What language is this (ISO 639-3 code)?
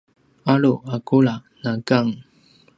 pwn